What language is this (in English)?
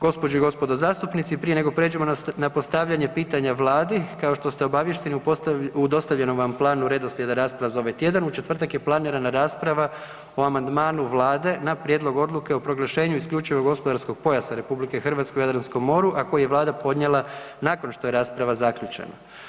Croatian